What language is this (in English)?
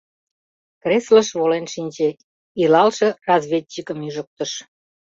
Mari